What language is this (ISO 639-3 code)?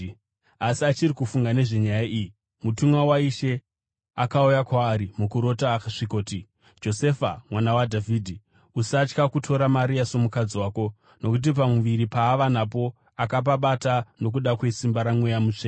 sna